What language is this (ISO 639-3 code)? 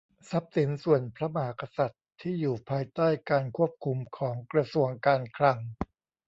tha